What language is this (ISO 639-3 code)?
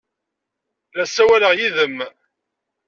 kab